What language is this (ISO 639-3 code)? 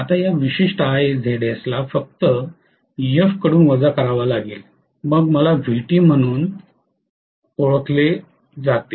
mar